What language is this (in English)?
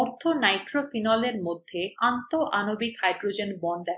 Bangla